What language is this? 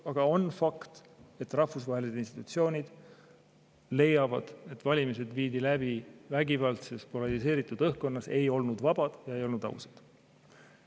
Estonian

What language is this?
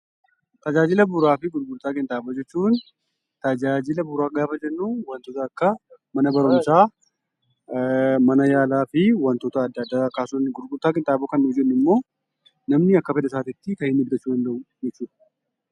Oromo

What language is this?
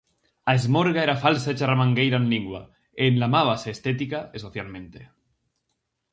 Galician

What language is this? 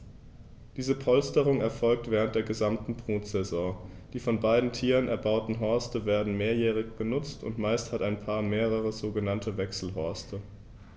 German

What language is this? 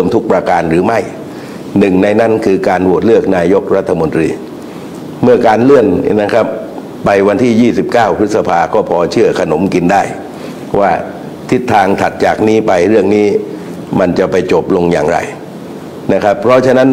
Thai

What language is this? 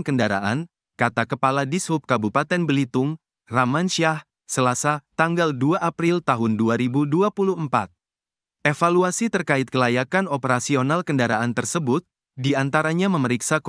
Indonesian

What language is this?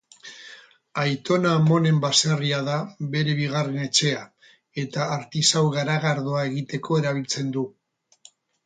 Basque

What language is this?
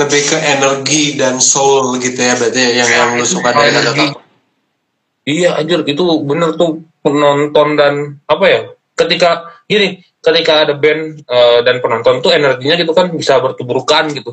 Indonesian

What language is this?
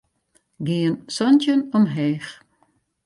Western Frisian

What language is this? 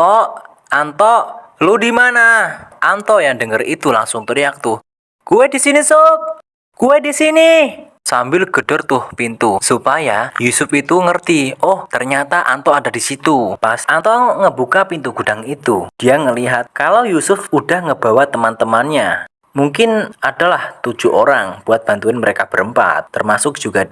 Indonesian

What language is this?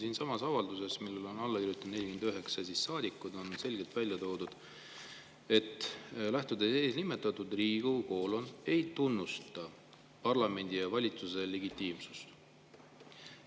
Estonian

